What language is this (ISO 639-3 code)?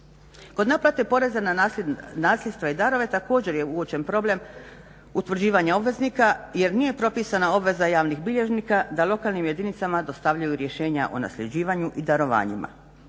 hrv